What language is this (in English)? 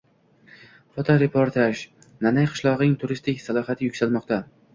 Uzbek